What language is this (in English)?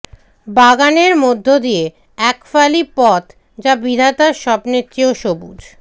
Bangla